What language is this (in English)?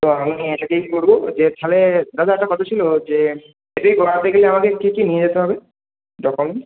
Bangla